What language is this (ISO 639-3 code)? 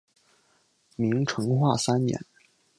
zho